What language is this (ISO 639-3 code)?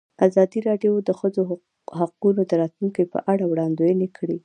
pus